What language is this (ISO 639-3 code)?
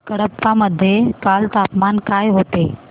mar